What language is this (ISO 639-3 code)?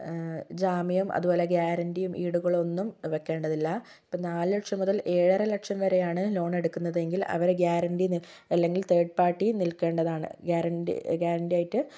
mal